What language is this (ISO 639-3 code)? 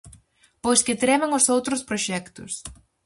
glg